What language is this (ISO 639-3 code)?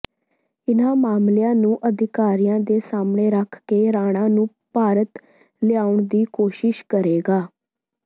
pan